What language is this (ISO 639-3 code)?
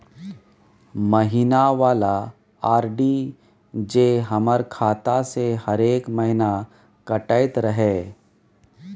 mai